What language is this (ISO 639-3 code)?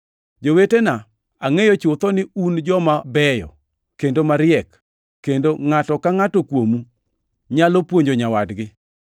luo